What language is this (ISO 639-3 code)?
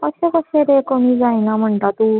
kok